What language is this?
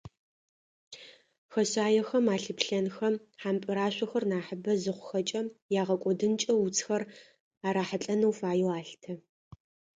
Adyghe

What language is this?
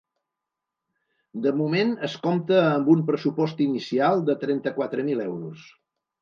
Catalan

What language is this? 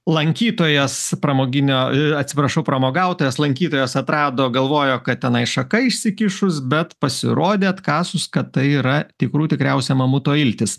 Lithuanian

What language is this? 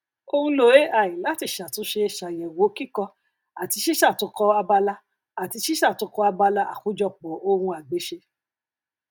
Yoruba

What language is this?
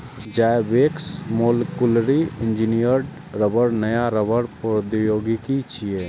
Maithili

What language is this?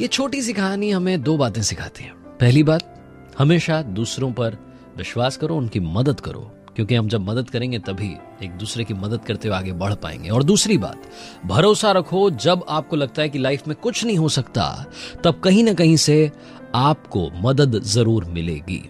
Hindi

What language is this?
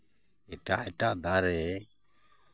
Santali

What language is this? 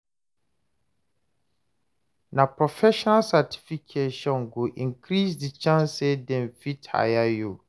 Nigerian Pidgin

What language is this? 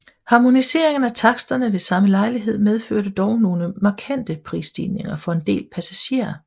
Danish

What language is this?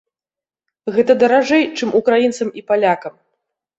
Belarusian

